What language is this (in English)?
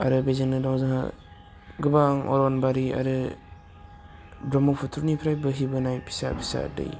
Bodo